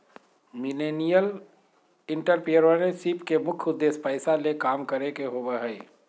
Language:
Magahi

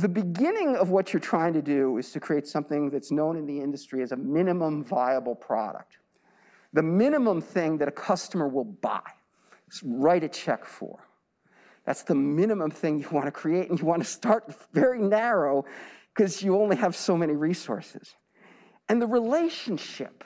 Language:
English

